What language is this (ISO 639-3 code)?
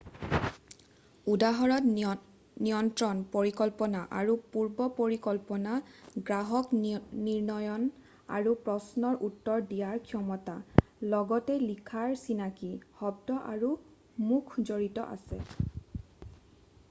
asm